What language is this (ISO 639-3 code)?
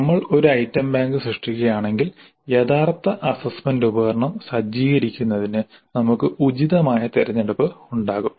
mal